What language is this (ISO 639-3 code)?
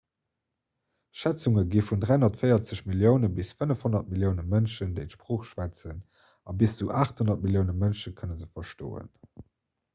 ltz